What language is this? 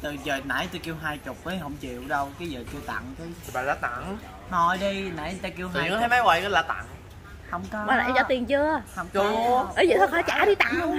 Vietnamese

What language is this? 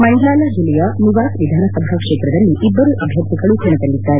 Kannada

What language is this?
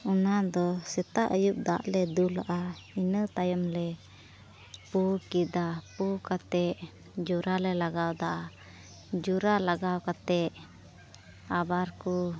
Santali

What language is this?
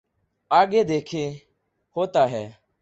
Urdu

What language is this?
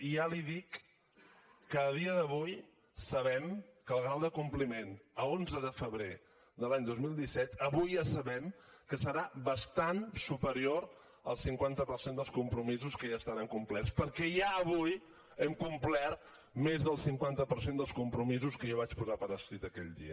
Catalan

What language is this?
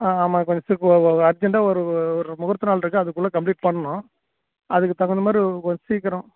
Tamil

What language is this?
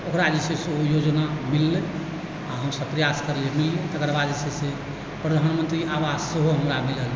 Maithili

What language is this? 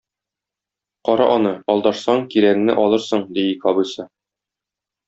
Tatar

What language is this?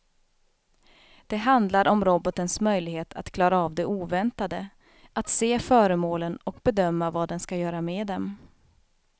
Swedish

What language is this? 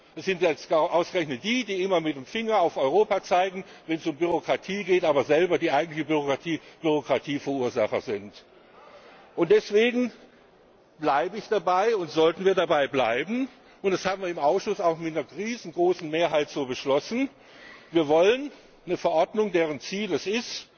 German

